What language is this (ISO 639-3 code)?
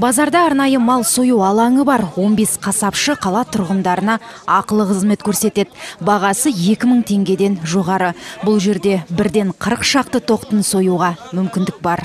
tur